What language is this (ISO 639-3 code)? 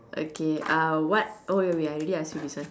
eng